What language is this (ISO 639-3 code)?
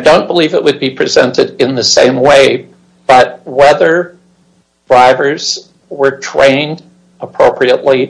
eng